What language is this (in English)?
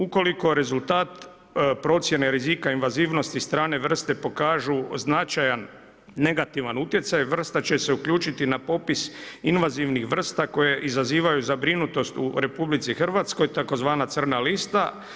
Croatian